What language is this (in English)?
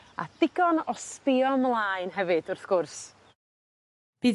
Welsh